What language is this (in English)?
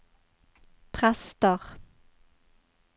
Norwegian